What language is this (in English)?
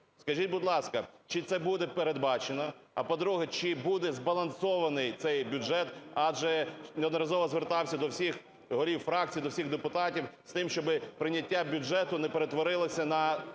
Ukrainian